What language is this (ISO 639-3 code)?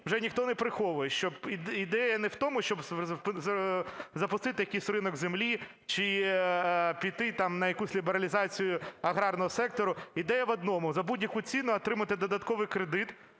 ukr